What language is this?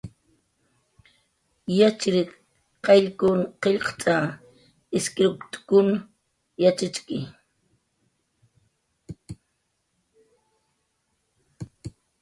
Jaqaru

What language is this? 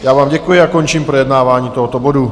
Czech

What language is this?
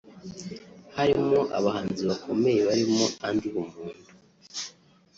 Kinyarwanda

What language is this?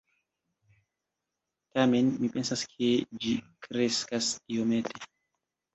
Esperanto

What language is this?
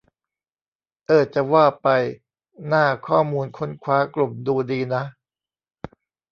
Thai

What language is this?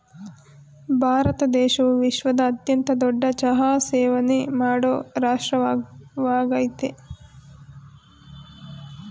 Kannada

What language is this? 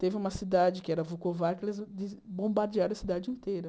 Portuguese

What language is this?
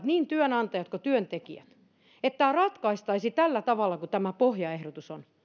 Finnish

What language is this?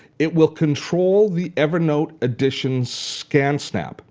English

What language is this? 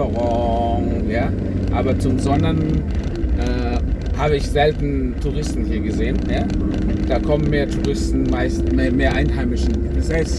German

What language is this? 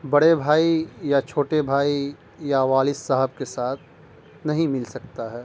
Urdu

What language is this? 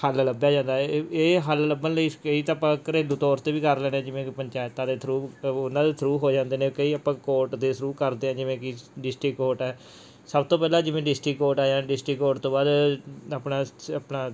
Punjabi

